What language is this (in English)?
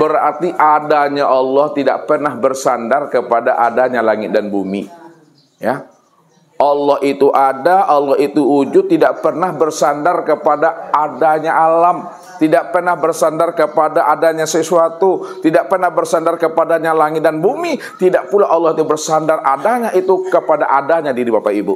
Indonesian